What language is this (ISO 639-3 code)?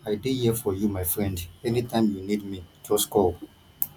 pcm